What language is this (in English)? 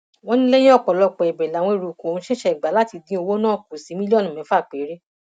Yoruba